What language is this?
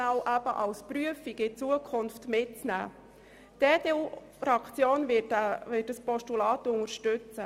Swiss German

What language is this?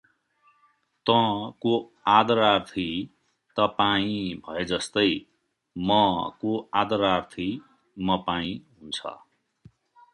Nepali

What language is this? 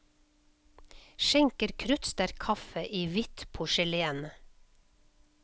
Norwegian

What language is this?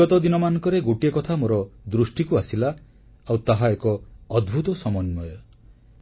Odia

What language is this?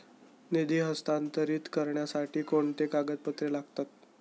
Marathi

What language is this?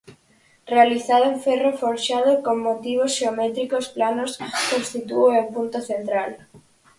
Galician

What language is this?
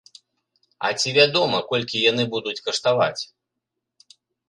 Belarusian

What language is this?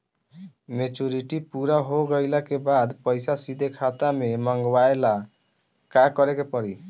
Bhojpuri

